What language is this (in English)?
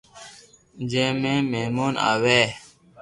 Loarki